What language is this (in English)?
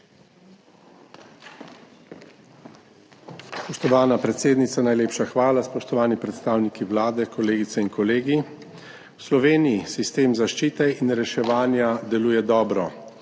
Slovenian